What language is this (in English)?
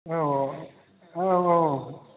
Bodo